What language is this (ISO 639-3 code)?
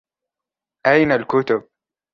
ara